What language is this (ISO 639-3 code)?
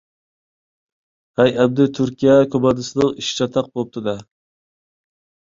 uig